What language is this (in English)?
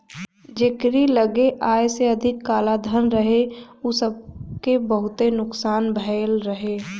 Bhojpuri